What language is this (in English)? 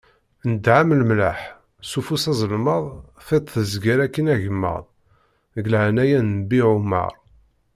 Kabyle